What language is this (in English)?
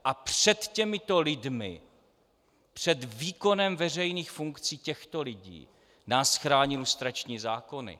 Czech